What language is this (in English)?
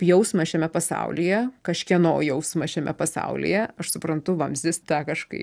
Lithuanian